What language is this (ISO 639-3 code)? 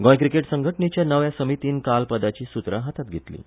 kok